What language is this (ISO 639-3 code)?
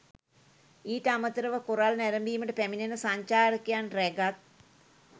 sin